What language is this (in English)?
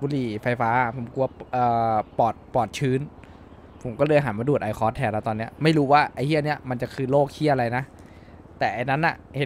Thai